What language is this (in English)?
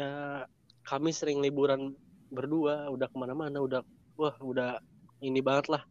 Indonesian